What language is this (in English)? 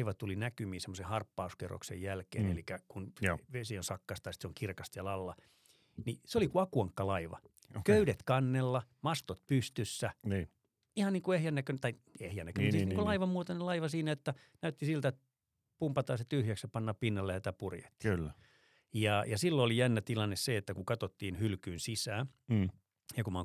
Finnish